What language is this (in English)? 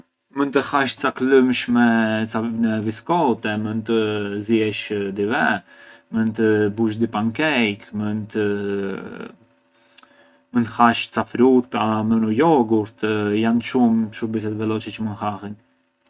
Arbëreshë Albanian